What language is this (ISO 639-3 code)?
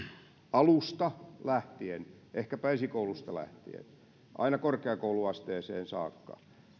fin